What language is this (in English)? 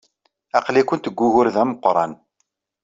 Kabyle